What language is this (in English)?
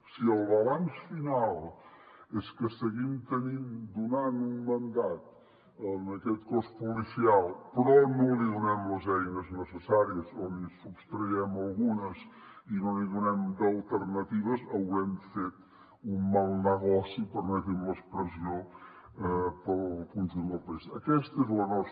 Catalan